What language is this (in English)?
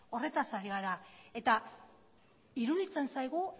Basque